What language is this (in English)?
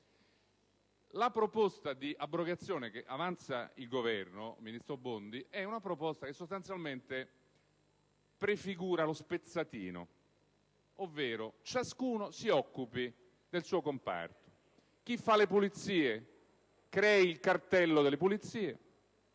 Italian